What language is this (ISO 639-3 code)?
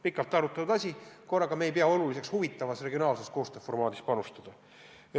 est